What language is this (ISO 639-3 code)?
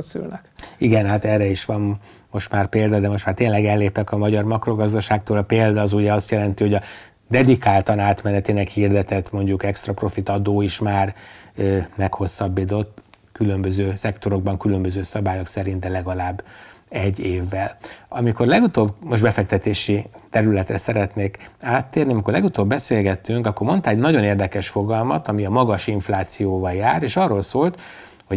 hun